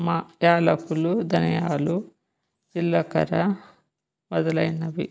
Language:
Telugu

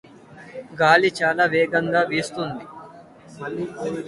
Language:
Telugu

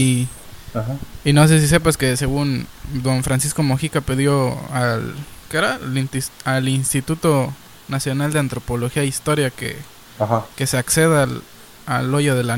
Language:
Spanish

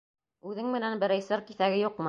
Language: Bashkir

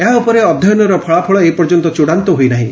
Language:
Odia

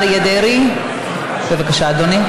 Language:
Hebrew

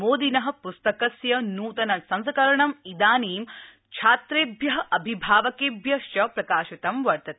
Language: Sanskrit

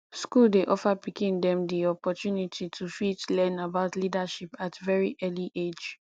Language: Nigerian Pidgin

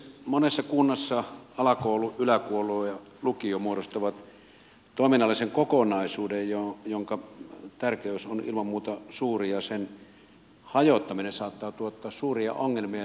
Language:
Finnish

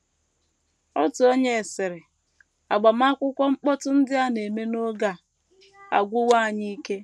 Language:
Igbo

